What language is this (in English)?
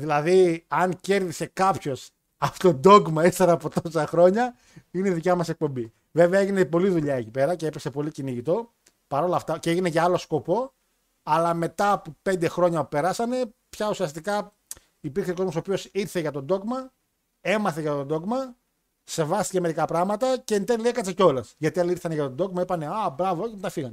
Greek